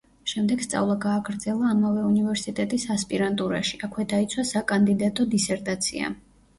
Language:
Georgian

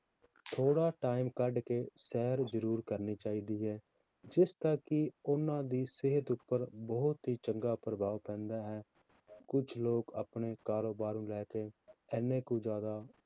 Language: Punjabi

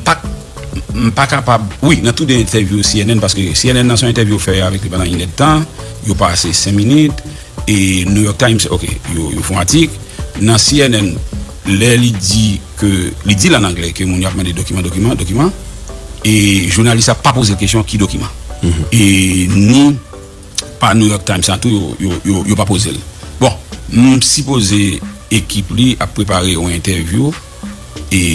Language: French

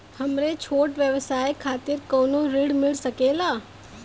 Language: Bhojpuri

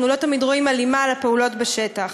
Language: Hebrew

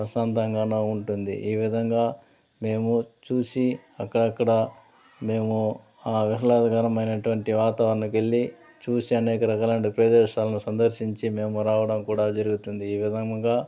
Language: Telugu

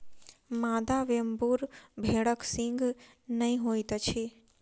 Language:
Maithili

